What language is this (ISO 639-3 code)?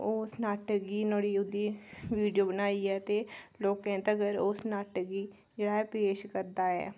doi